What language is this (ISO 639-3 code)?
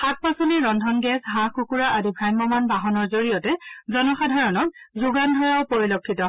asm